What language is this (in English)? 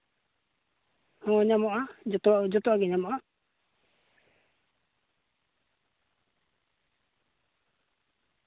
Santali